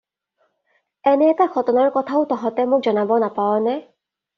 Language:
Assamese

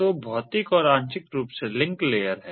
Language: Hindi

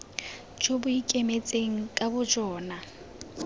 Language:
Tswana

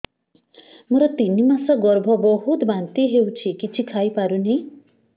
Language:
Odia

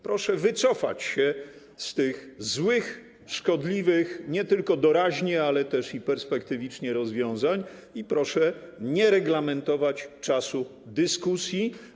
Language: Polish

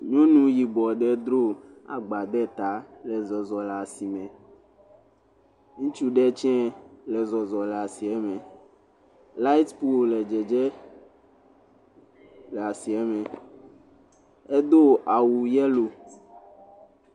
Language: Ewe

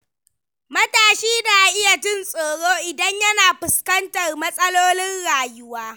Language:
Hausa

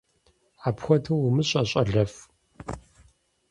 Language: Kabardian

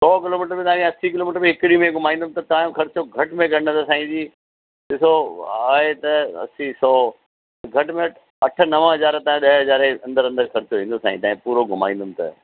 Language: Sindhi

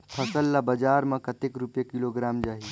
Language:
Chhattisgarhi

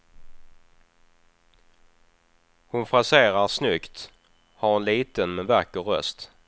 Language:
Swedish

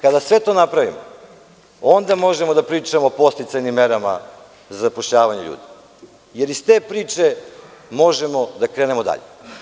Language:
Serbian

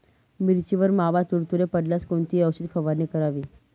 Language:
Marathi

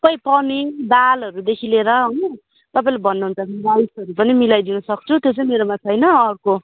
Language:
Nepali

